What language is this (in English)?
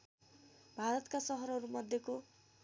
Nepali